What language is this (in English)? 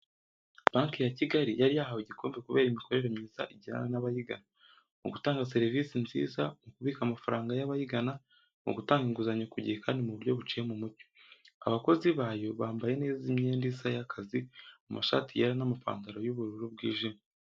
Kinyarwanda